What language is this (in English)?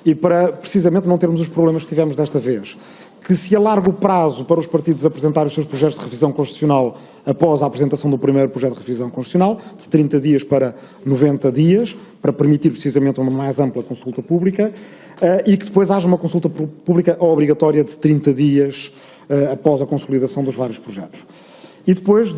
Portuguese